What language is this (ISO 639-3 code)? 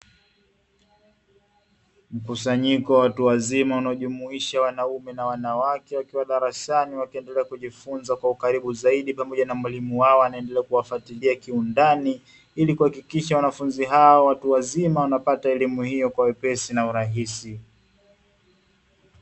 swa